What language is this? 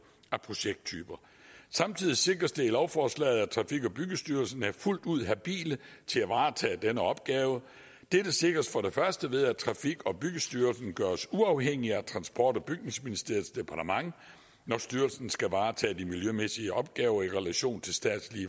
Danish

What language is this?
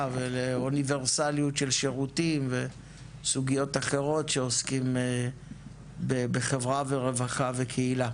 Hebrew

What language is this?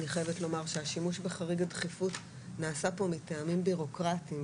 Hebrew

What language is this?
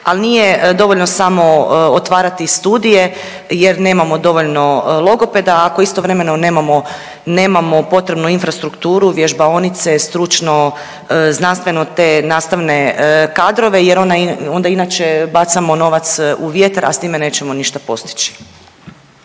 Croatian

